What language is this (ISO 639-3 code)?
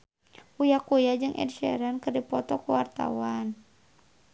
sun